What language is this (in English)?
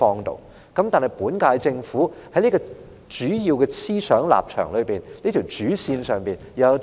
Cantonese